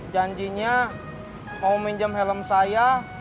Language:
Indonesian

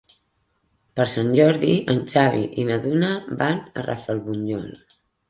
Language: Catalan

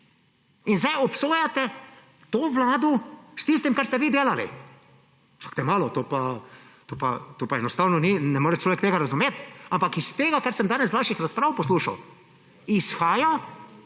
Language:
Slovenian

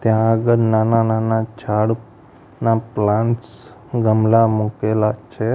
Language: Gujarati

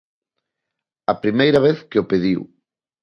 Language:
Galician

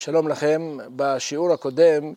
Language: Hebrew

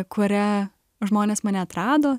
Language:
Lithuanian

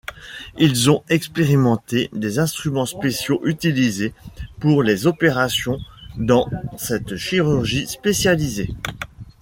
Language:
French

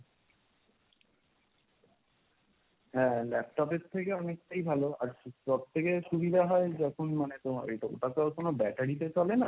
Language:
Bangla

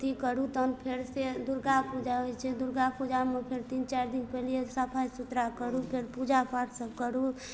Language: Maithili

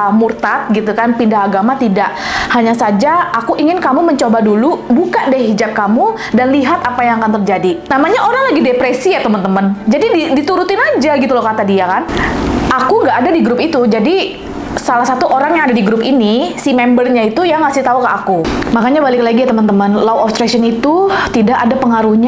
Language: Indonesian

